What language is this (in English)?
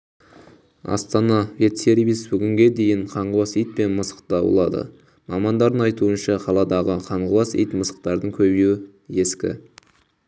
Kazakh